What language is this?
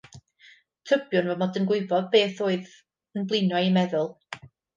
Welsh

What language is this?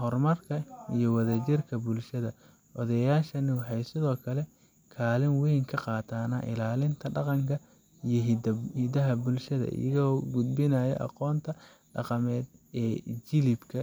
Somali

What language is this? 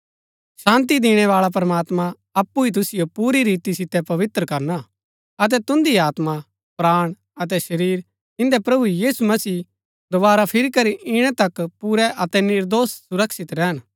Gaddi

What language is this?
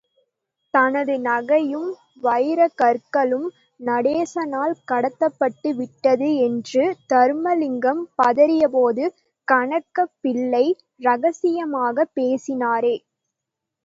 Tamil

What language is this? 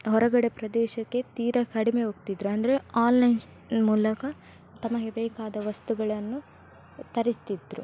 Kannada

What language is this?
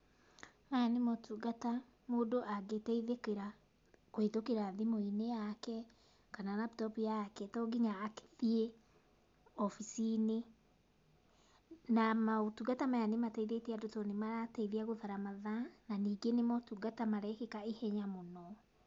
Kikuyu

